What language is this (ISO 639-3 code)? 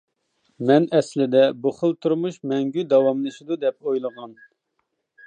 uig